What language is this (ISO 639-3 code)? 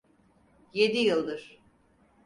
tur